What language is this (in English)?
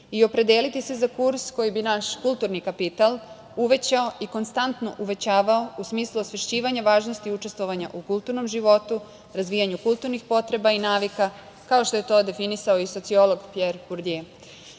Serbian